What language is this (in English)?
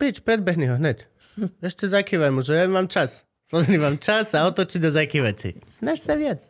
Slovak